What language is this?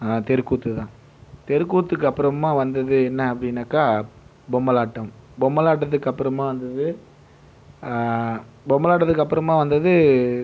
Tamil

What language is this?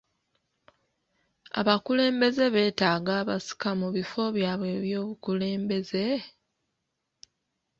Ganda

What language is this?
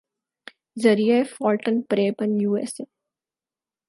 Urdu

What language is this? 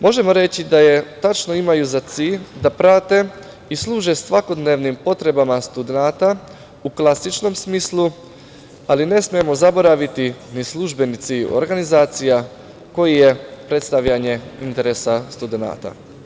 Serbian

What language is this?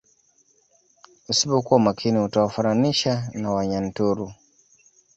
Swahili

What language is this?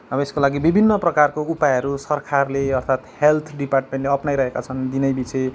Nepali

